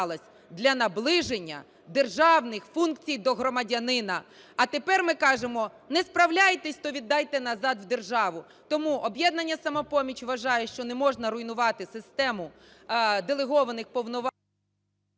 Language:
Ukrainian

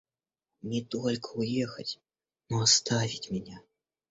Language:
Russian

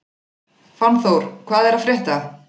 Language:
Icelandic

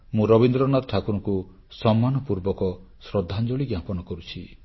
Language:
Odia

